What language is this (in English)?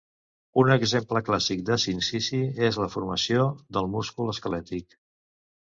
Catalan